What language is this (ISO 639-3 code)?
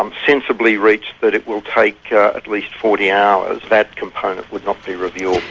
eng